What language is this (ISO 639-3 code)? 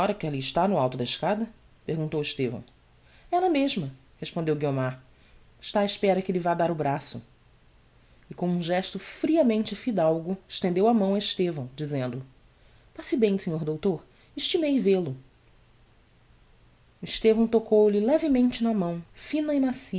por